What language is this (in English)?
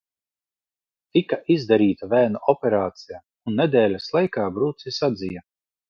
Latvian